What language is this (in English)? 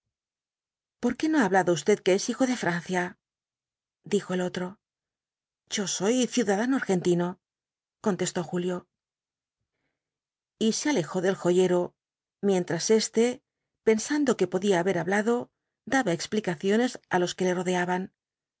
Spanish